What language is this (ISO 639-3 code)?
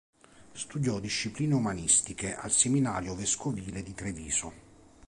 ita